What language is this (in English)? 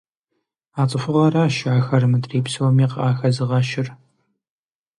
Kabardian